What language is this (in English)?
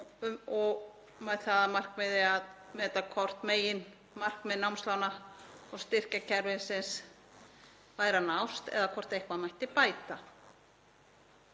Icelandic